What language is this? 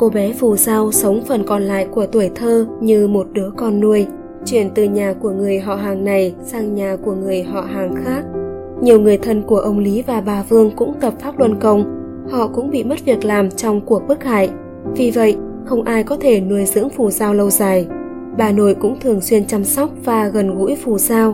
Vietnamese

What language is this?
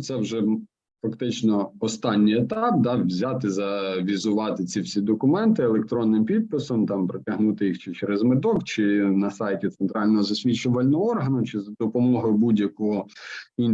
Ukrainian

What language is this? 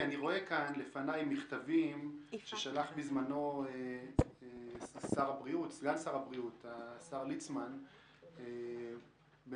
Hebrew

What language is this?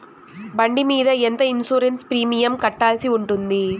Telugu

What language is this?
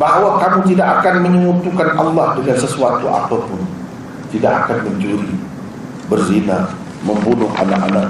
Malay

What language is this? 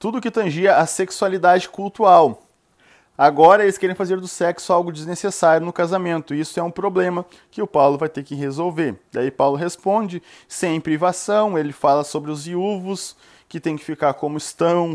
Portuguese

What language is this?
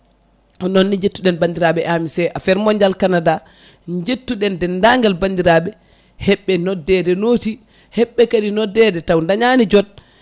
Fula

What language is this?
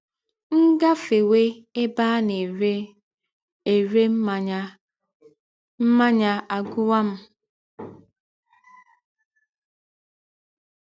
Igbo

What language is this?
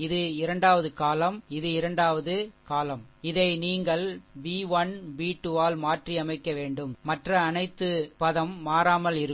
Tamil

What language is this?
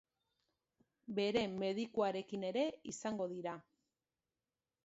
Basque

